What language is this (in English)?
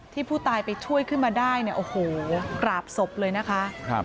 Thai